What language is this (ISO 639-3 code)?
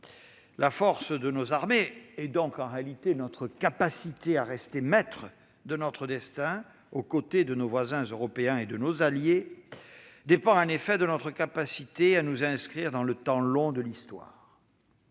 fra